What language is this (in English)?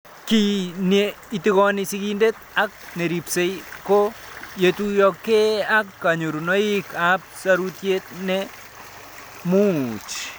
Kalenjin